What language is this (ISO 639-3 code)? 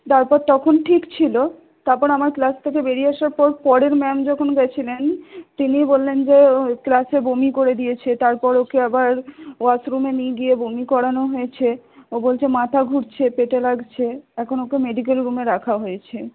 ben